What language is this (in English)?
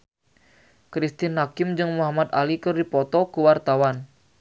Sundanese